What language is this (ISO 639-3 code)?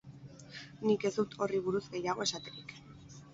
eus